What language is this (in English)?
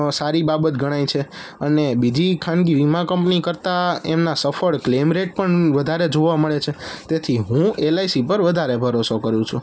Gujarati